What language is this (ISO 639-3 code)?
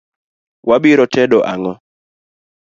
luo